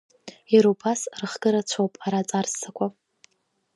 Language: Abkhazian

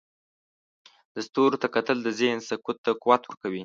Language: Pashto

